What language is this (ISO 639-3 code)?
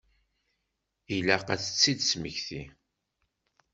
kab